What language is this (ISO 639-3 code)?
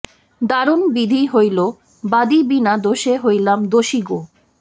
ben